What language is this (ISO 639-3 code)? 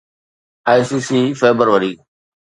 snd